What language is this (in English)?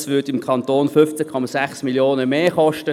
Swiss German